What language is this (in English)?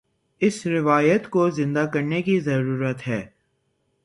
Urdu